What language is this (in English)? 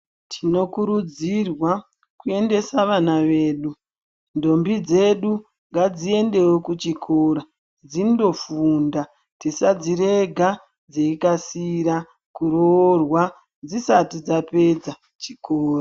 Ndau